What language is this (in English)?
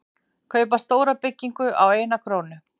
Icelandic